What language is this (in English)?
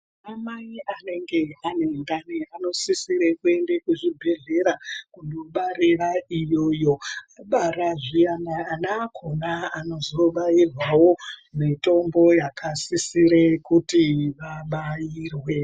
Ndau